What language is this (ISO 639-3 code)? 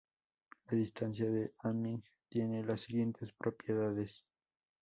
spa